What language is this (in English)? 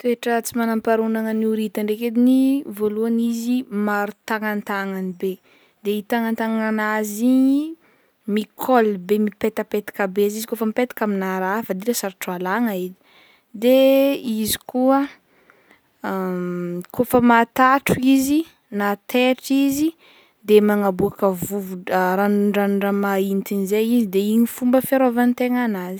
Northern Betsimisaraka Malagasy